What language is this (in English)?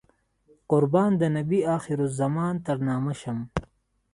Pashto